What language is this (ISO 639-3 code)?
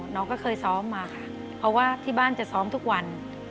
tha